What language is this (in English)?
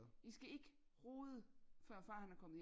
Danish